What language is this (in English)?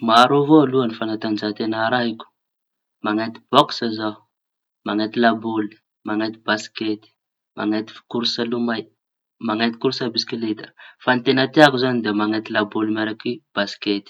Tanosy Malagasy